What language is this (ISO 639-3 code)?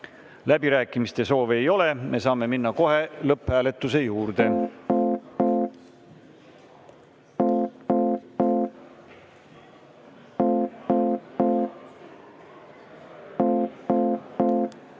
est